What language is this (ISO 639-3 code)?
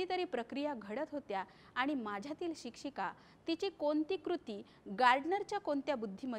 hin